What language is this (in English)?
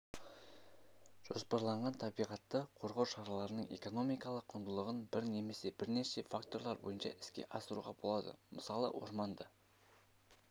Kazakh